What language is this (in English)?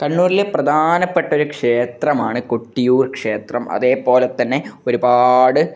Malayalam